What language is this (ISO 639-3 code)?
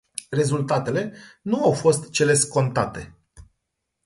ron